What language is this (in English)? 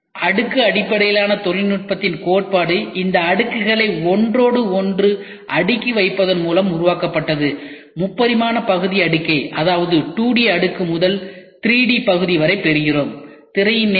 Tamil